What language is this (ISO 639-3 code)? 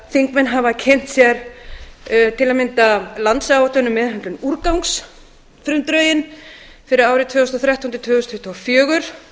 isl